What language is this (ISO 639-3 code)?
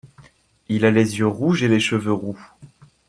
fra